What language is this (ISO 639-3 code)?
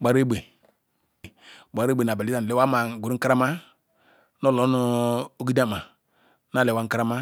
ikw